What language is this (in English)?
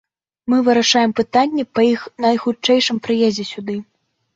Belarusian